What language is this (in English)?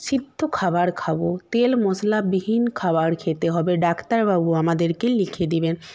Bangla